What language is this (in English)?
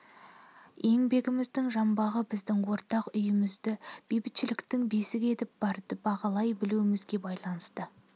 Kazakh